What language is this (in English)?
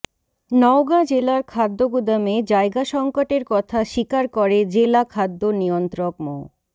Bangla